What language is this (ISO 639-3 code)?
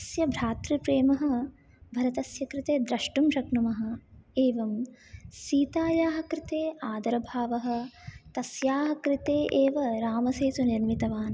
san